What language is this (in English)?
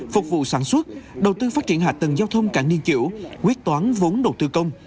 Vietnamese